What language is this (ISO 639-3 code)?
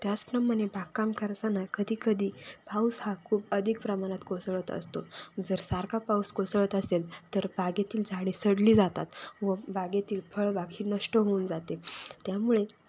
mar